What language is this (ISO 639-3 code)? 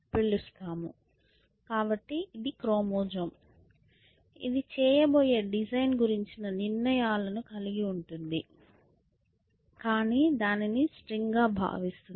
tel